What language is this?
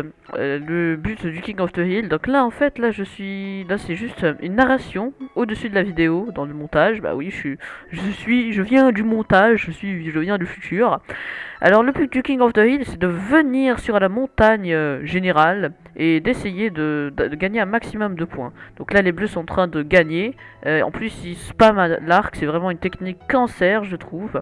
French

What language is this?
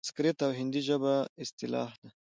Pashto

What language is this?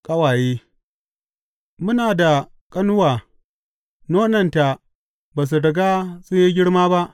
Hausa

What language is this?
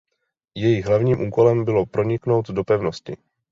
Czech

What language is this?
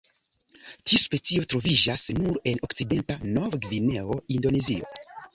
Esperanto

